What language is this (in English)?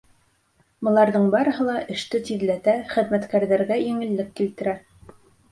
Bashkir